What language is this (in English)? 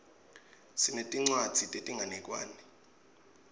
Swati